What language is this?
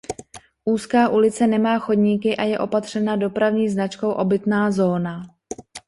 Czech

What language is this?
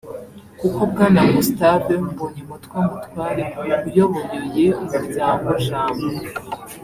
Kinyarwanda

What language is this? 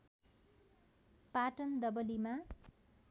Nepali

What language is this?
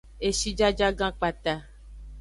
Aja (Benin)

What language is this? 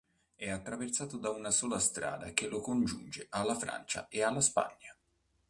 Italian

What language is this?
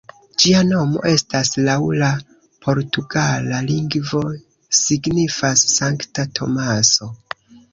Esperanto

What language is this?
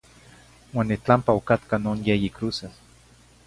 Zacatlán-Ahuacatlán-Tepetzintla Nahuatl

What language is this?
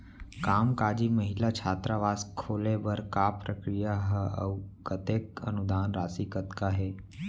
Chhattisgarhi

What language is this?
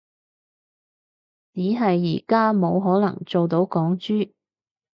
Cantonese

